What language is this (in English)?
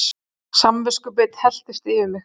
Icelandic